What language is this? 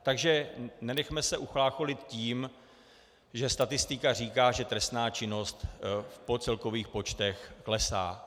Czech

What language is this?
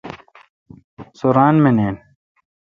Kalkoti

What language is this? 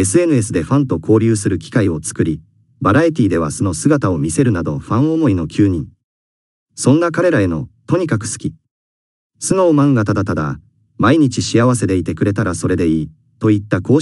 Japanese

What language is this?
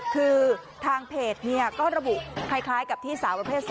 Thai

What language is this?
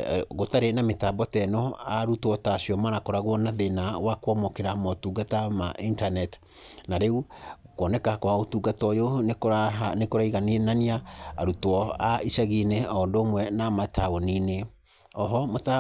Kikuyu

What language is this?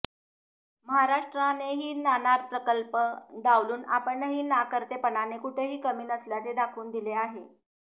Marathi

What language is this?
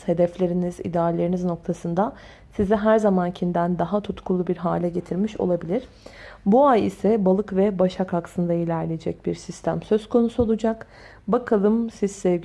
Turkish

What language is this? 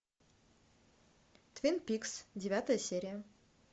Russian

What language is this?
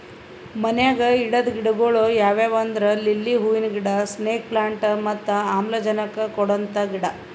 Kannada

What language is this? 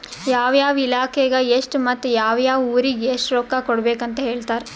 Kannada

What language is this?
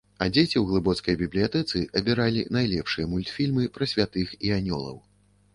Belarusian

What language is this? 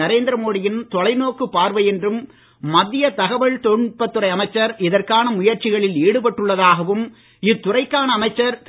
Tamil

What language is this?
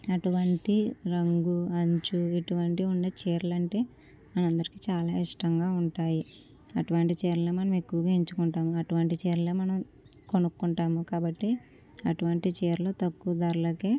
Telugu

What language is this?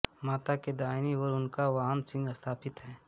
Hindi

